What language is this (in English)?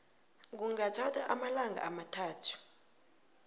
South Ndebele